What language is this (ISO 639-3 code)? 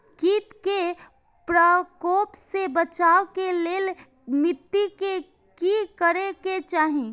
mai